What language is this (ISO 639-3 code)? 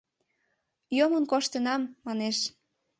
chm